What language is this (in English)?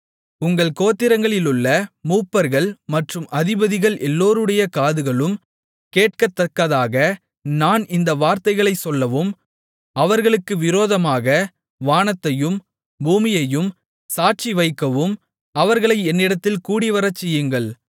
Tamil